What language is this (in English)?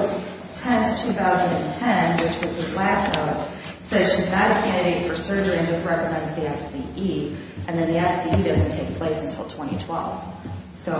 English